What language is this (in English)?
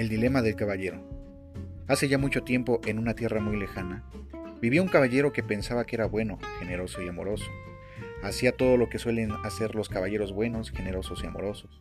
Spanish